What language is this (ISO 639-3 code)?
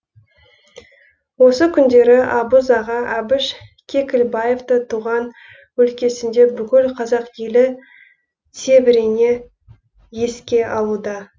kaz